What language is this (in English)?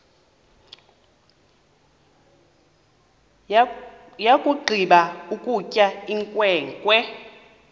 Xhosa